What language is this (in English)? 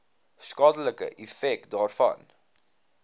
Afrikaans